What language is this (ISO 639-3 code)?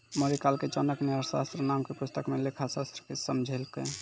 mai